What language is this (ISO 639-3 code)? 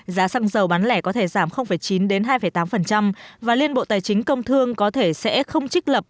vie